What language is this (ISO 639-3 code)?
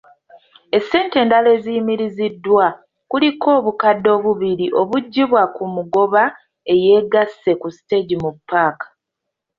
lug